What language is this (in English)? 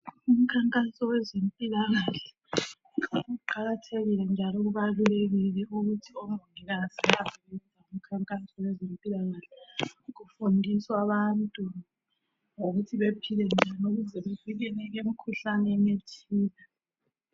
North Ndebele